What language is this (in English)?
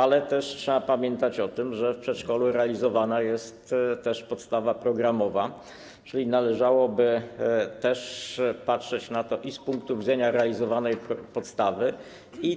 Polish